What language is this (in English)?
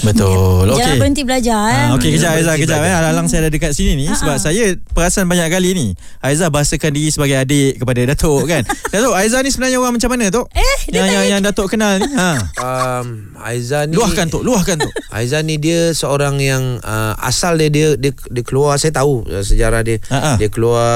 Malay